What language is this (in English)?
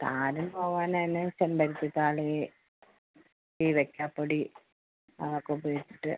Malayalam